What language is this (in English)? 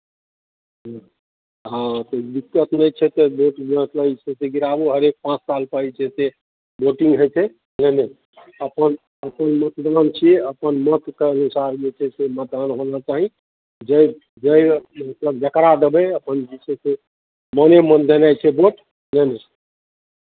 Maithili